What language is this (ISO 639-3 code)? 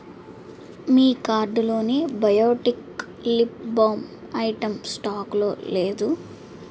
tel